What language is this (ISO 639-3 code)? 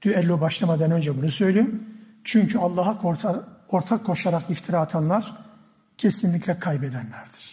tur